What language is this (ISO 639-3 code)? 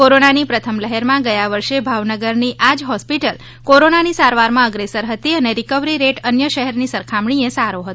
guj